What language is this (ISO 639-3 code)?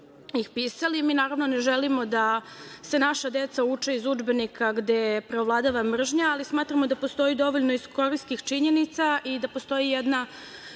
srp